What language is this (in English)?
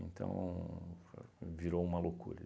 Portuguese